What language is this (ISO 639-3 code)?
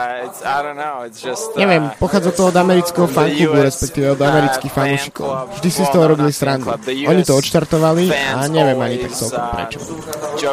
slk